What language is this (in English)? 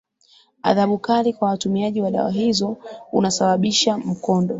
Swahili